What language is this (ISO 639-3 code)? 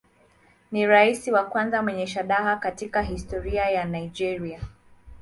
swa